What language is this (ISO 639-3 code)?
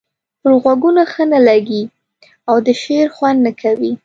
pus